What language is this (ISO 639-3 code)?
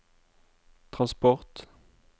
nor